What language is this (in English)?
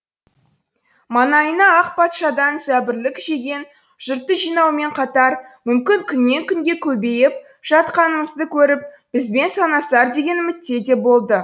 Kazakh